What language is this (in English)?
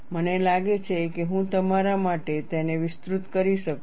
Gujarati